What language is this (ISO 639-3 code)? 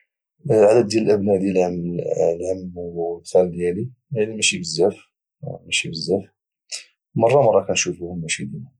ary